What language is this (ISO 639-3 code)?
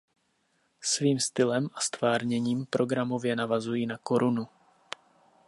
ces